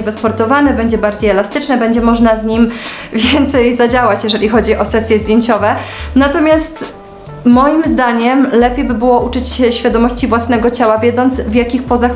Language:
Polish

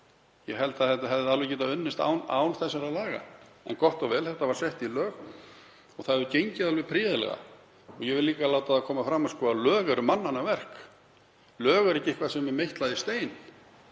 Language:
Icelandic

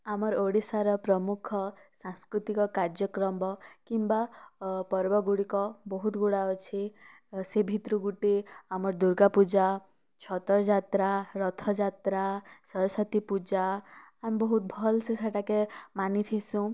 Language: Odia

